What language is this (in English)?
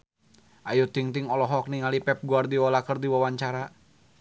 Sundanese